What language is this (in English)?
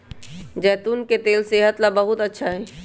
Magahi